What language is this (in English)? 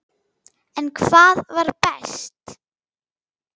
Icelandic